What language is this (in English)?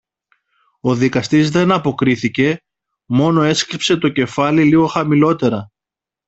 Greek